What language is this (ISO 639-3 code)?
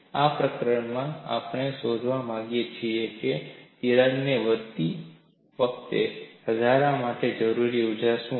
guj